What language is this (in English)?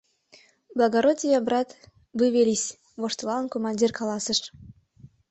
Mari